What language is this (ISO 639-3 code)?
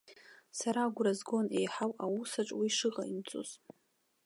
abk